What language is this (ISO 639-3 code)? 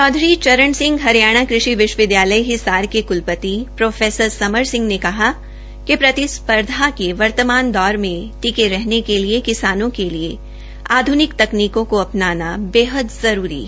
hin